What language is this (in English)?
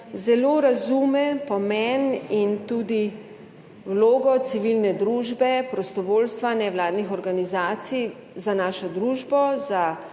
Slovenian